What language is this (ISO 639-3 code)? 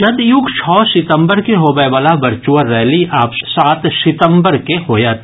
mai